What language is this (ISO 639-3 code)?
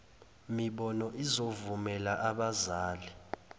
zul